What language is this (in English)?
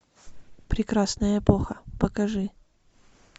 Russian